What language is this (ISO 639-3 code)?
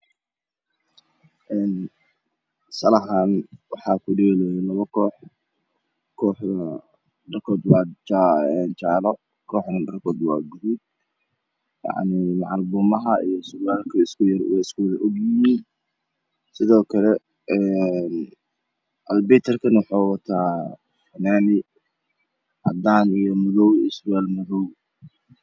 som